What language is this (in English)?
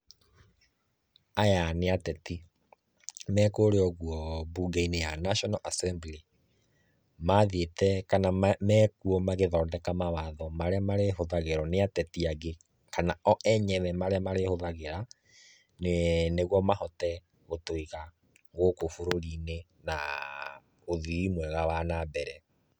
Kikuyu